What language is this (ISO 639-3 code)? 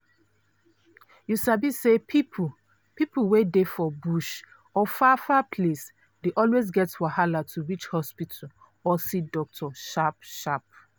pcm